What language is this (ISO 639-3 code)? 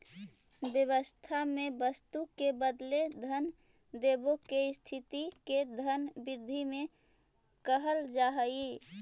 mag